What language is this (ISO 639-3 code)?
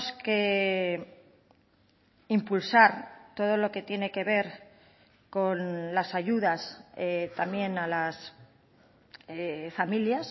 spa